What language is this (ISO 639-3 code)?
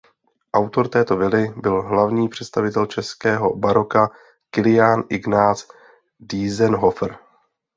ces